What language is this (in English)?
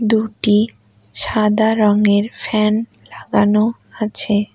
Bangla